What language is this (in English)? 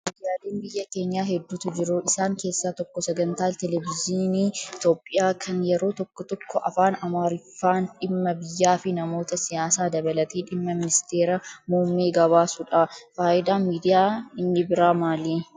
Oromo